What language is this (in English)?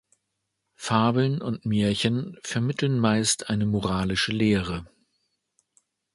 German